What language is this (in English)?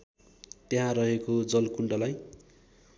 Nepali